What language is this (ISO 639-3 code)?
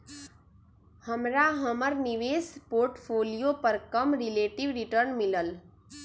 mag